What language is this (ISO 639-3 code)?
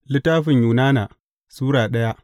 hau